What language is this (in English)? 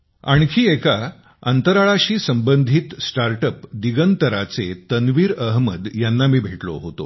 Marathi